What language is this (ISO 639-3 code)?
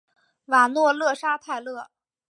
zho